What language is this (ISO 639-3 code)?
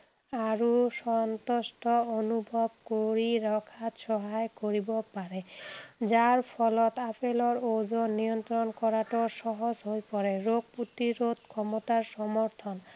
asm